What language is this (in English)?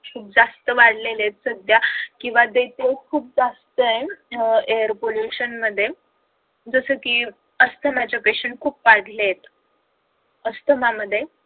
Marathi